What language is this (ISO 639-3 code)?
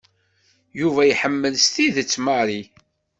kab